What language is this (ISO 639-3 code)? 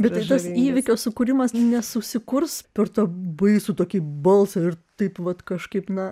lit